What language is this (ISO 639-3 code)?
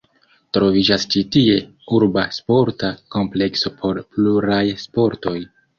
epo